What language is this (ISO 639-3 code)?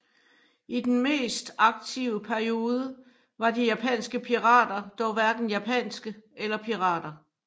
dan